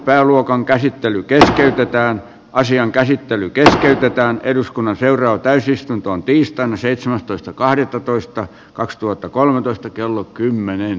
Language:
Finnish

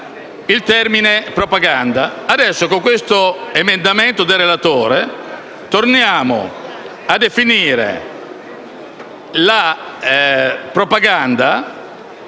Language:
Italian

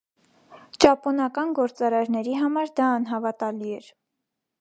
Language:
Armenian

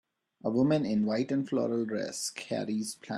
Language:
English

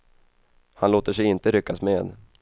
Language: Swedish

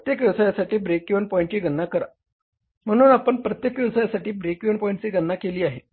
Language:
Marathi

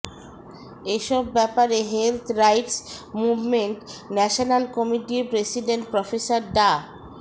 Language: Bangla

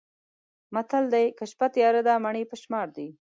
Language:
Pashto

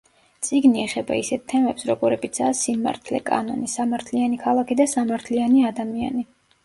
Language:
Georgian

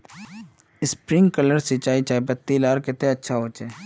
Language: Magahi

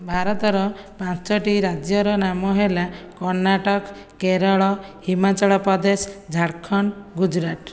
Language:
Odia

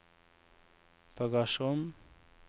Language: Norwegian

